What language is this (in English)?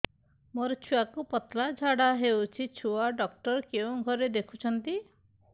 Odia